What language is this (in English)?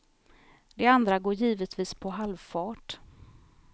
Swedish